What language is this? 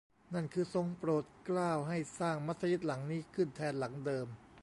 Thai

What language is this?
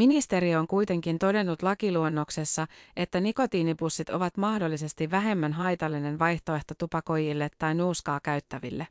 Finnish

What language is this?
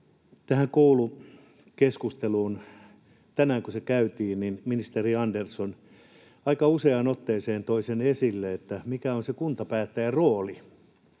Finnish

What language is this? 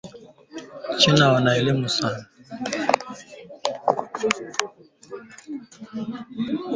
Swahili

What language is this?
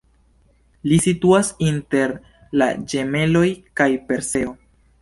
Esperanto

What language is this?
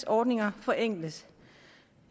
Danish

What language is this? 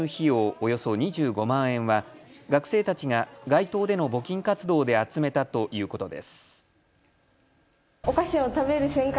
Japanese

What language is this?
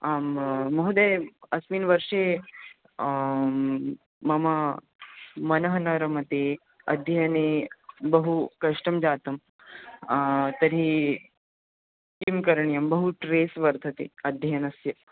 Sanskrit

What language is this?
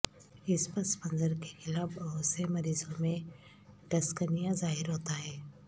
Urdu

